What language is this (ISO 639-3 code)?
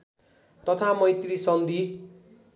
nep